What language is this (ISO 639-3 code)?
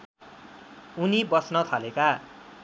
nep